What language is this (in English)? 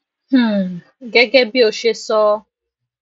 Yoruba